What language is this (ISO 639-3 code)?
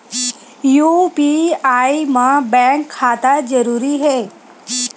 hne